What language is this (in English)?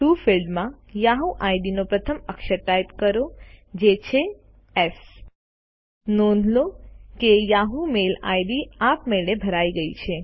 Gujarati